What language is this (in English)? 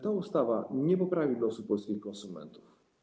Polish